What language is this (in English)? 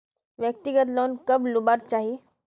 Magahi